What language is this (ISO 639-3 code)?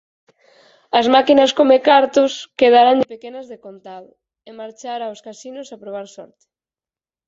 glg